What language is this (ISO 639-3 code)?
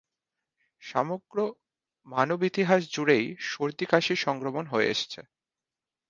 ben